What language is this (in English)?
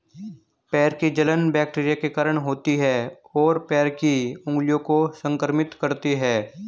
Hindi